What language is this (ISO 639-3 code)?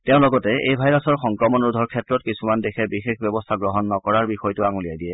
asm